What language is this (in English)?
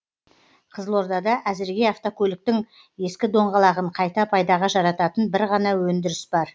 Kazakh